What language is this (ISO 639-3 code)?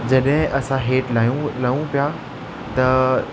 snd